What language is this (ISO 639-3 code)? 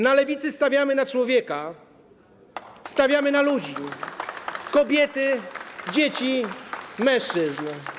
pol